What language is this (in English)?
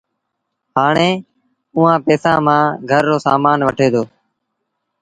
Sindhi Bhil